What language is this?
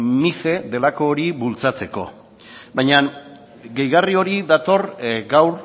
Basque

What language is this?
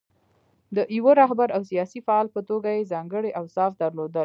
Pashto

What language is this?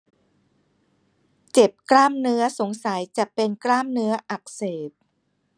Thai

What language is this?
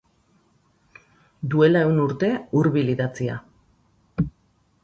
Basque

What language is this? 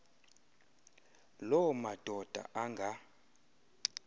Xhosa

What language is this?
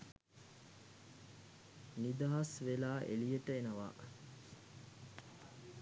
Sinhala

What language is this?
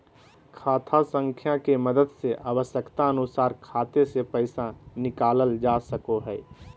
Magahi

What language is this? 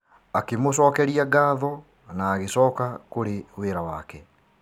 Kikuyu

